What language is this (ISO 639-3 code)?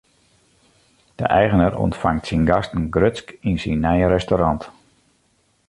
fry